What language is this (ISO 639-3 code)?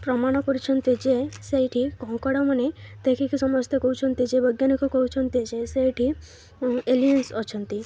ori